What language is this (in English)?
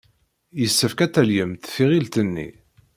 Kabyle